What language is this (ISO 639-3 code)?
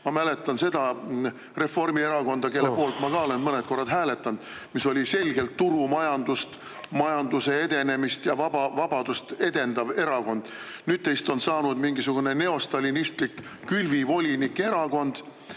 est